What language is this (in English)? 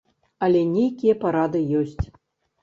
Belarusian